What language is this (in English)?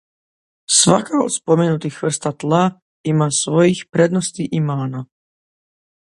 Croatian